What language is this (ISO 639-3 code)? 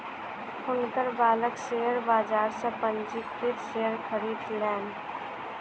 mai